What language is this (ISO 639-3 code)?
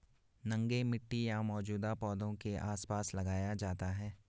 hin